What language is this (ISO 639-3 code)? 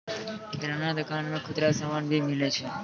mai